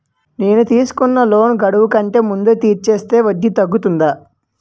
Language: Telugu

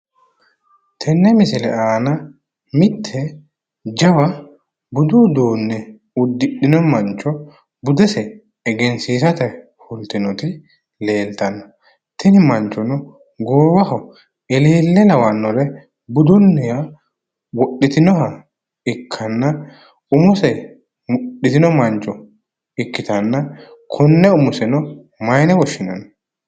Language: Sidamo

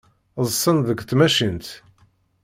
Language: Kabyle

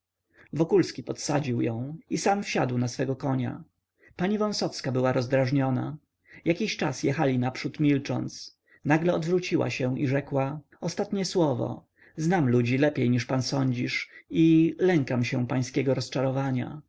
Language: Polish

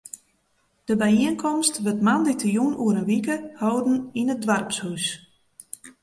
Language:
Western Frisian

